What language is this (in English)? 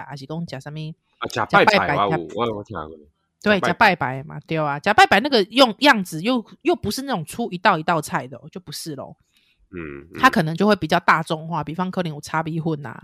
Chinese